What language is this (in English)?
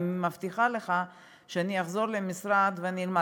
Hebrew